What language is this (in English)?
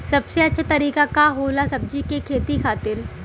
Bhojpuri